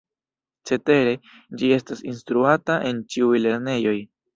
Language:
Esperanto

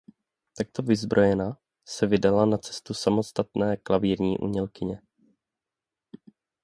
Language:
Czech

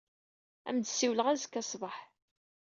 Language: Kabyle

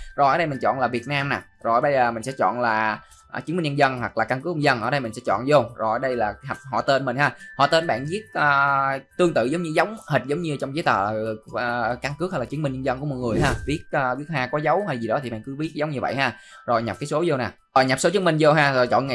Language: Vietnamese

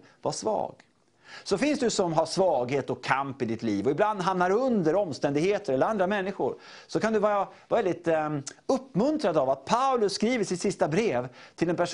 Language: Swedish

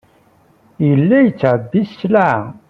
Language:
Kabyle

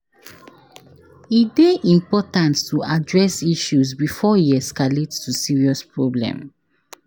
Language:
Nigerian Pidgin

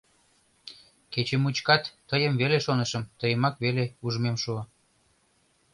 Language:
Mari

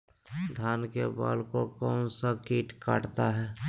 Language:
Magahi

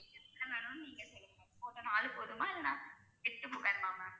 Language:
Tamil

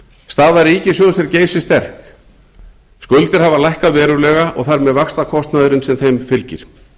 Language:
Icelandic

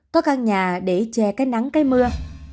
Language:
Vietnamese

